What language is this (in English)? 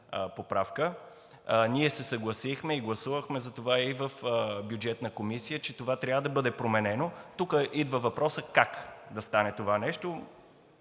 Bulgarian